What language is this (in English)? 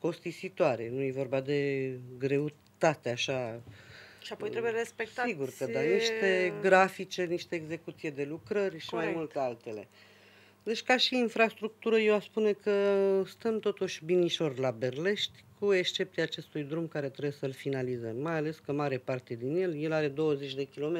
Romanian